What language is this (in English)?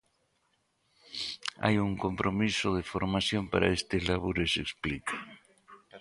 Galician